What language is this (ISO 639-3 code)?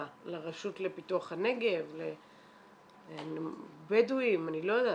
heb